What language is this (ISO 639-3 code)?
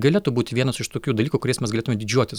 lit